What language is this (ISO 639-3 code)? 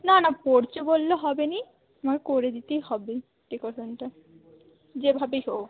ben